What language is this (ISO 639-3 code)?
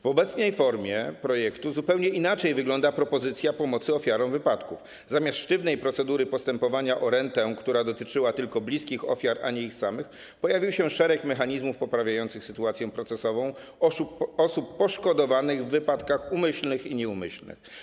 pol